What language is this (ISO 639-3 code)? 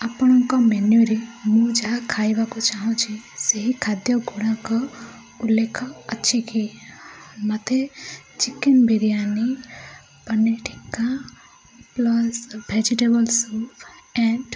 ori